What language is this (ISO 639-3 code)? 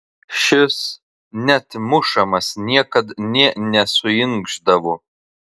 lit